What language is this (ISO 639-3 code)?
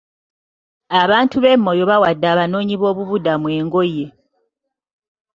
lug